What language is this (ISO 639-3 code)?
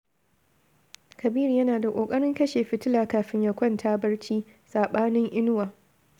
hau